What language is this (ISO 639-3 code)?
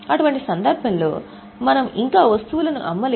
tel